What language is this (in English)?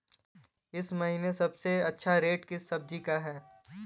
Hindi